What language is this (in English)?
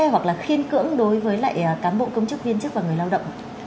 Vietnamese